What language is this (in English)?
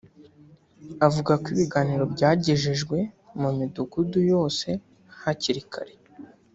Kinyarwanda